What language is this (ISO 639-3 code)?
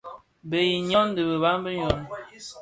ksf